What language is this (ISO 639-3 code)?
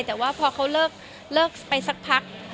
tha